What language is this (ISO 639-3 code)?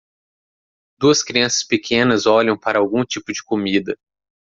por